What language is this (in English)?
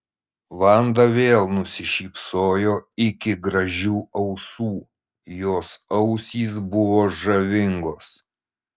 Lithuanian